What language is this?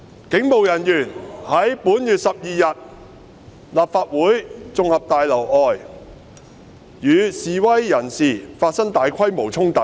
Cantonese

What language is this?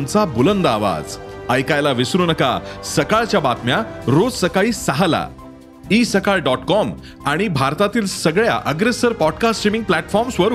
Marathi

